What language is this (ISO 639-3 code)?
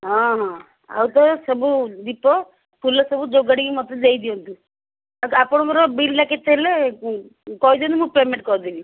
ori